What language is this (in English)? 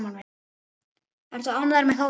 Icelandic